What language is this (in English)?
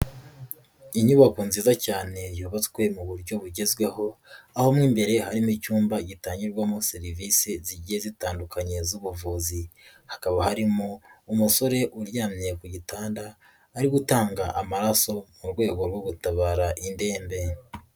Kinyarwanda